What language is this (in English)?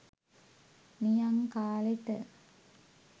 Sinhala